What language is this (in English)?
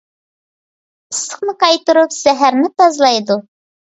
Uyghur